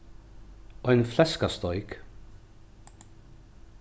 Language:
Faroese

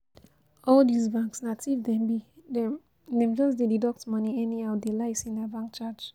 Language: Nigerian Pidgin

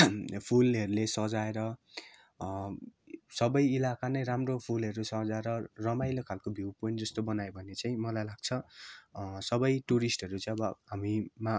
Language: Nepali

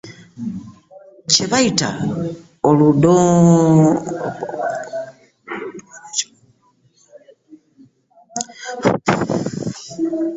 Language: Ganda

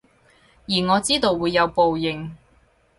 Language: Cantonese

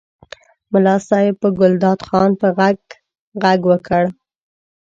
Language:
Pashto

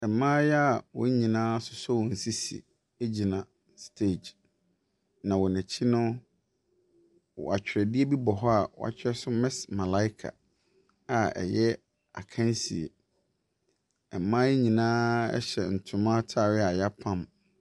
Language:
Akan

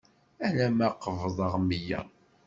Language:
Kabyle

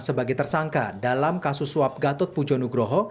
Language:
Indonesian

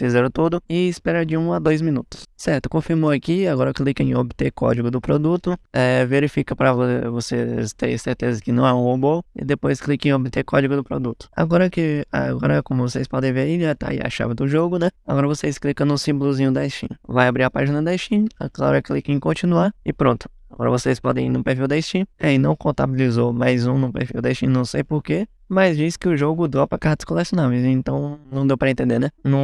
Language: Portuguese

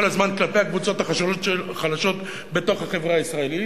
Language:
Hebrew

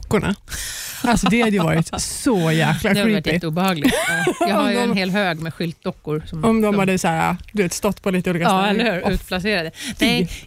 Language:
Swedish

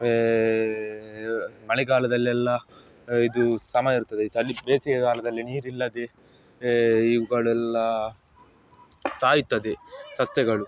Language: Kannada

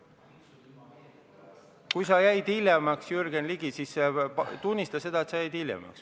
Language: Estonian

